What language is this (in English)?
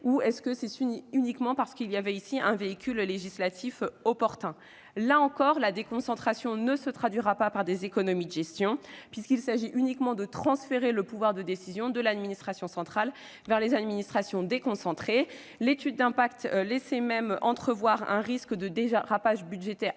French